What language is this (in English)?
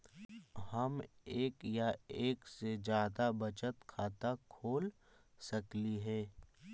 Magahi